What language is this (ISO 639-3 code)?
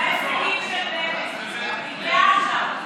heb